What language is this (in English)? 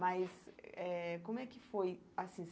Portuguese